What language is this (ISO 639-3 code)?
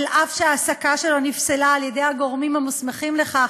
heb